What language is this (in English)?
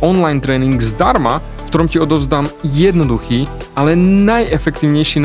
Slovak